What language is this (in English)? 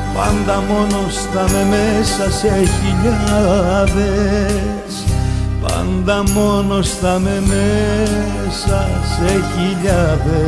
Greek